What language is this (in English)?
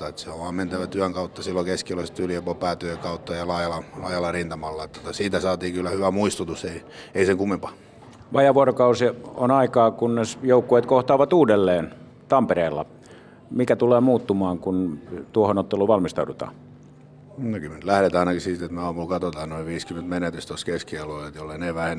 Finnish